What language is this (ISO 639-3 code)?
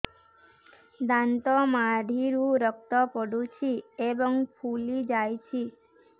ori